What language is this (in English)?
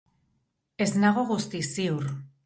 Basque